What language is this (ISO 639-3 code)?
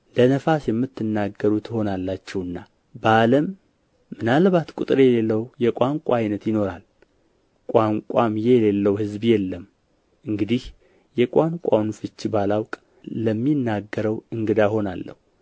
amh